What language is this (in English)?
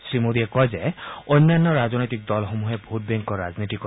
Assamese